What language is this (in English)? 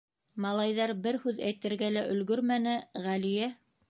Bashkir